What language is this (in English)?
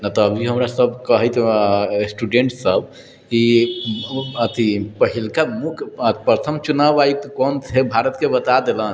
Maithili